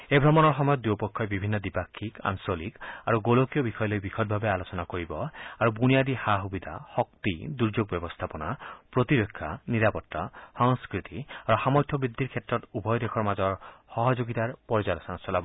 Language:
Assamese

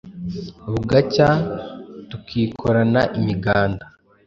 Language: Kinyarwanda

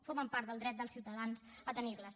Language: Catalan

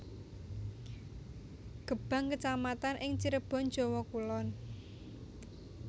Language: Javanese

